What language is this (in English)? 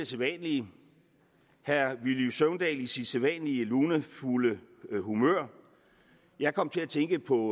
Danish